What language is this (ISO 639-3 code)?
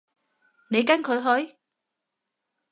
yue